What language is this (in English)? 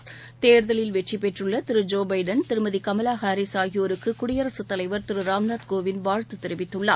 Tamil